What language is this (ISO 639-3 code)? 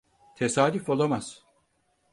tur